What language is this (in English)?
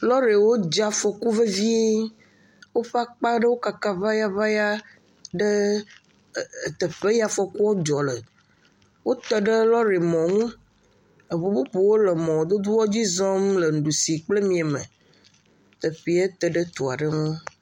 Ewe